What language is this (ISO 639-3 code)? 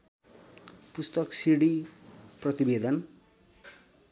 nep